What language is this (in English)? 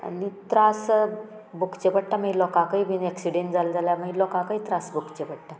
Konkani